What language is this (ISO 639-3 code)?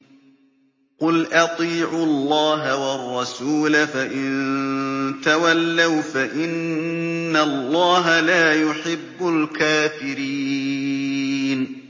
ara